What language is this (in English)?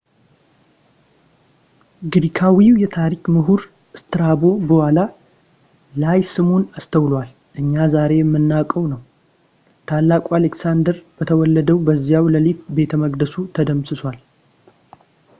Amharic